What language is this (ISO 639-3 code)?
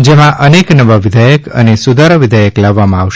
guj